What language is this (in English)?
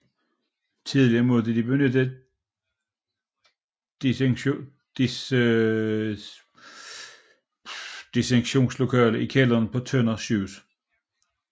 Danish